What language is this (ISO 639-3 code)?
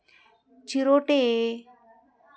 mar